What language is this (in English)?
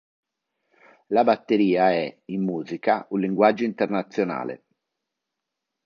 Italian